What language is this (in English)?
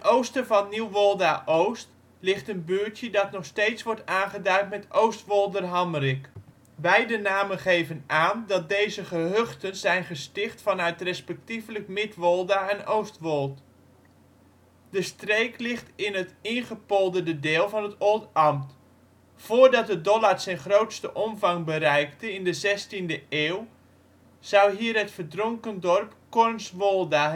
Dutch